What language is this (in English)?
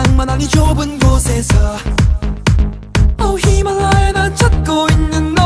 Korean